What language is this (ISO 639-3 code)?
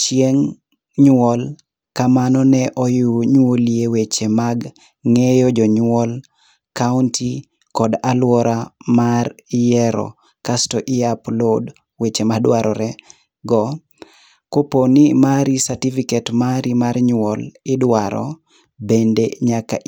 luo